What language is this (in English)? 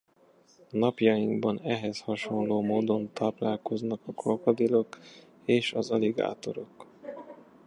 Hungarian